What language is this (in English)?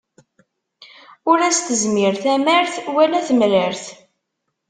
Kabyle